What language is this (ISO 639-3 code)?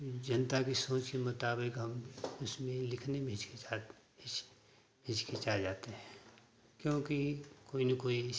hin